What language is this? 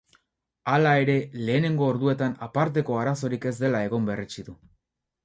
Basque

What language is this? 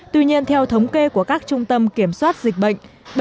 Vietnamese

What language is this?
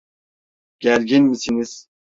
Turkish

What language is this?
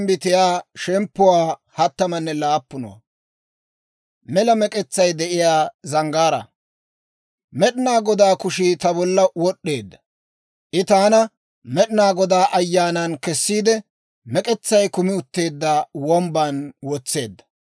Dawro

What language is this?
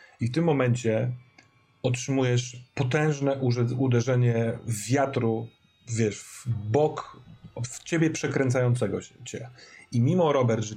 Polish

